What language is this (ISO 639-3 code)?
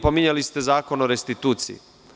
srp